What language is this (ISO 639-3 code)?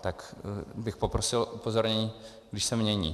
ces